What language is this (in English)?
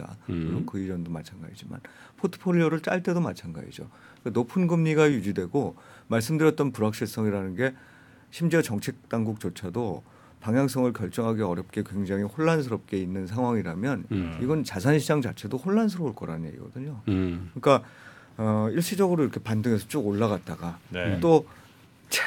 Korean